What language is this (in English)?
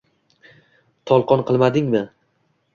Uzbek